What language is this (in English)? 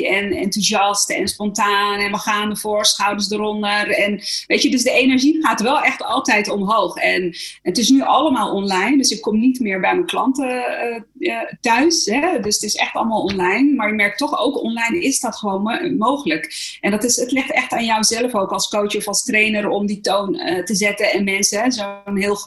Dutch